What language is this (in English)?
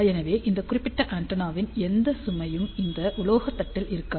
Tamil